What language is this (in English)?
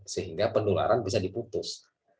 Indonesian